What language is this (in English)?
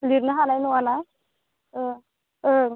Bodo